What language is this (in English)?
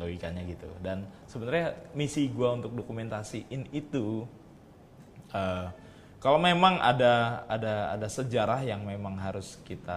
Indonesian